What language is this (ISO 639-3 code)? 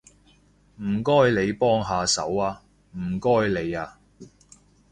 yue